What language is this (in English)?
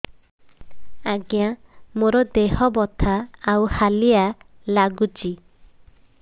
Odia